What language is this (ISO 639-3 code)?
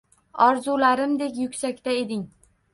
uzb